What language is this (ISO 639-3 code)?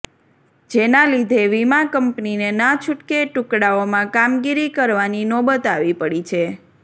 guj